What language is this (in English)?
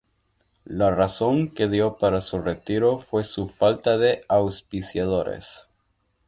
Spanish